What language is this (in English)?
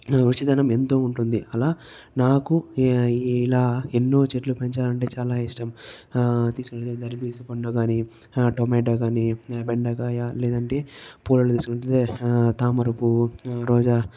Telugu